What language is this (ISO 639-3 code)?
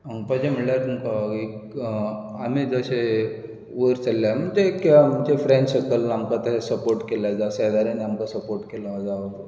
kok